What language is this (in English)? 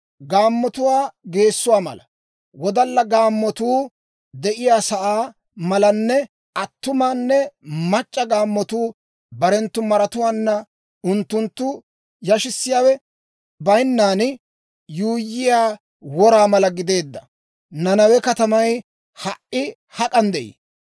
Dawro